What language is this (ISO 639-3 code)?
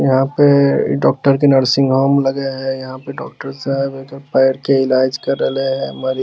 mag